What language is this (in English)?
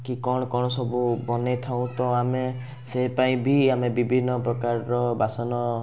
Odia